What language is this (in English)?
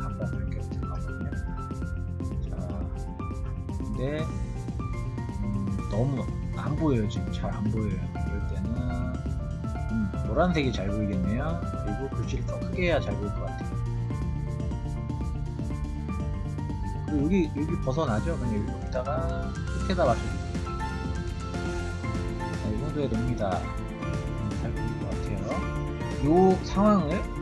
Korean